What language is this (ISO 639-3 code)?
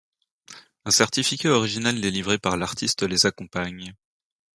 fra